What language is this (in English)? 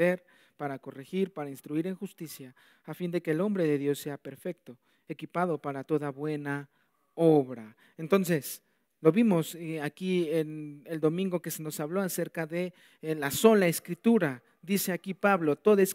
Spanish